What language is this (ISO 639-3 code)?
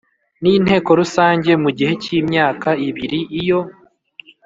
kin